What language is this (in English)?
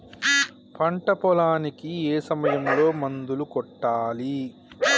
Telugu